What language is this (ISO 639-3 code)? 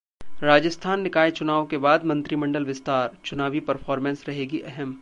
hin